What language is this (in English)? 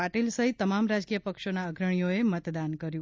Gujarati